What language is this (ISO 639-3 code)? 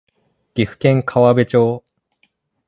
jpn